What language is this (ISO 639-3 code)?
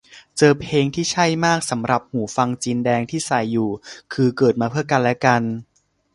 tha